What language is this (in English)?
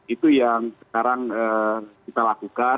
Indonesian